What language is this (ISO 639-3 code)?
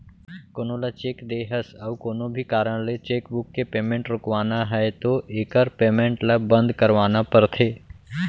hne